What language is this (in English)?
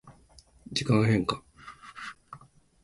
Japanese